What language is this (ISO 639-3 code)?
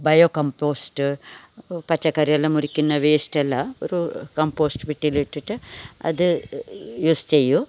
mal